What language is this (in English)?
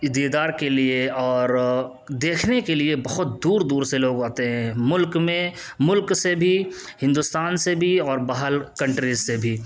Urdu